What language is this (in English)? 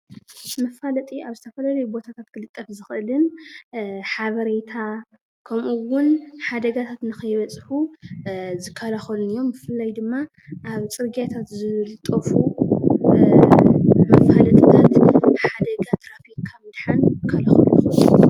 Tigrinya